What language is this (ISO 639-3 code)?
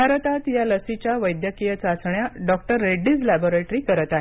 mar